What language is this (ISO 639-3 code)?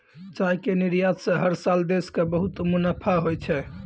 mai